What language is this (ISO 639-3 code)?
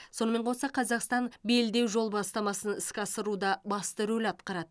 kaz